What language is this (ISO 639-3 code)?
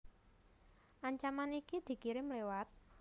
jav